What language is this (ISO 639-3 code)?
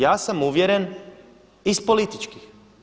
hrv